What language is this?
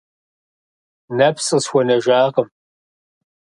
Kabardian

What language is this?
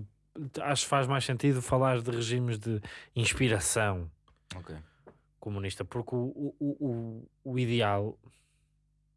Portuguese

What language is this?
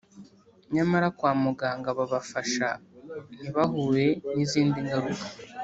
Kinyarwanda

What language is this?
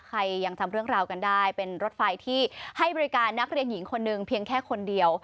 Thai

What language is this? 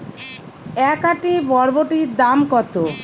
Bangla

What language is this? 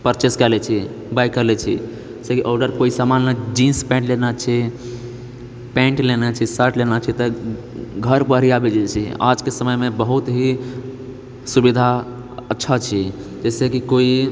Maithili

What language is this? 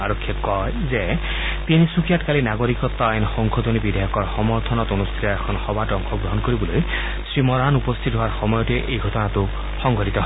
Assamese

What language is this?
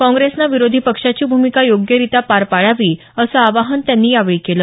Marathi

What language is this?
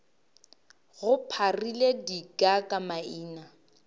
Northern Sotho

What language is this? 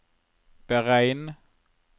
Norwegian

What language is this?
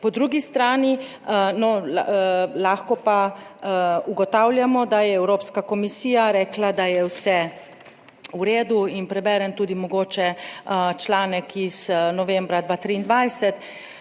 Slovenian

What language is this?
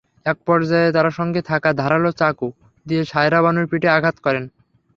Bangla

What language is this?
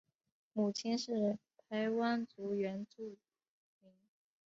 Chinese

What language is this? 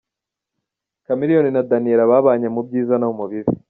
Kinyarwanda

